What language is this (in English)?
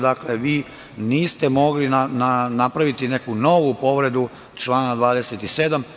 Serbian